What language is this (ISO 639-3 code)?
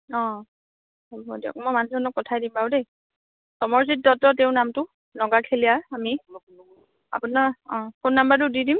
asm